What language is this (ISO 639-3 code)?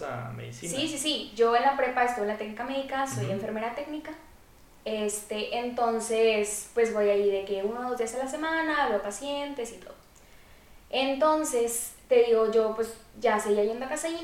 spa